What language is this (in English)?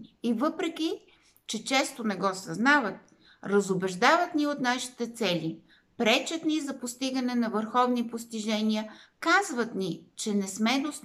Bulgarian